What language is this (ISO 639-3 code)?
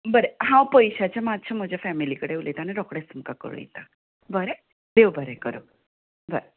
kok